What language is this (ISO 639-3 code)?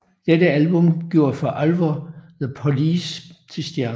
dan